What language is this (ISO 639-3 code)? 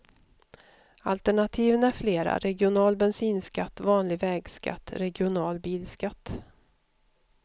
swe